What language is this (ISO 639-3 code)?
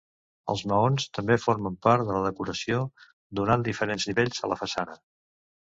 cat